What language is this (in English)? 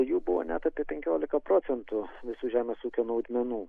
Lithuanian